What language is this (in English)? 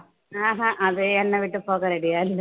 Tamil